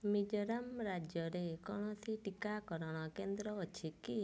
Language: Odia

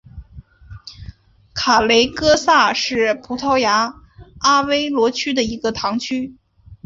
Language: Chinese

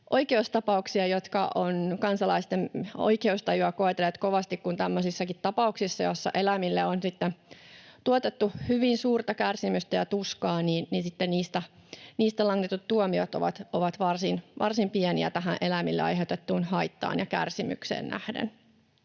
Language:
Finnish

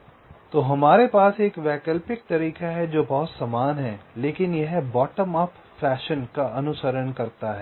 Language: Hindi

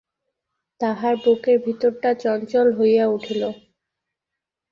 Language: Bangla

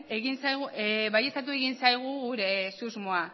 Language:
Basque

